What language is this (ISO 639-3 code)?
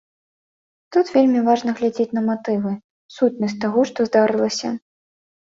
bel